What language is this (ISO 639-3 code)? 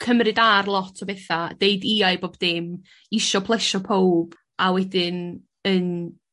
cym